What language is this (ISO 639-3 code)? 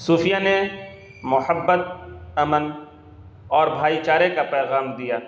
urd